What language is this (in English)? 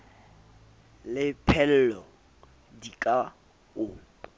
Southern Sotho